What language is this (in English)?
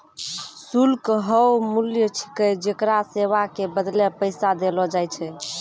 Maithili